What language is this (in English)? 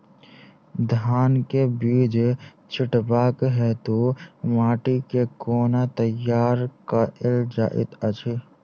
Maithili